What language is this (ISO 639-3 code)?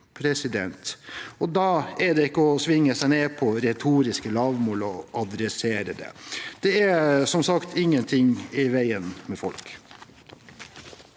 nor